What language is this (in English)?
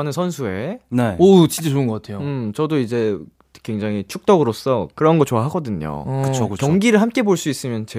Korean